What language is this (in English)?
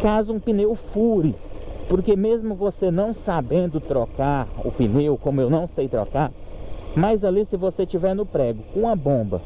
Portuguese